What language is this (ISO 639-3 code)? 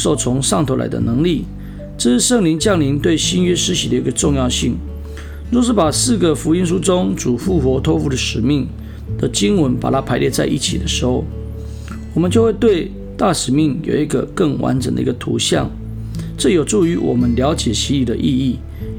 zho